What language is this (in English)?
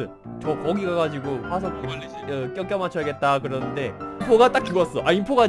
Korean